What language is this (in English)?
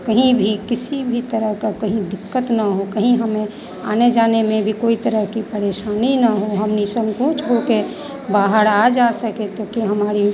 Hindi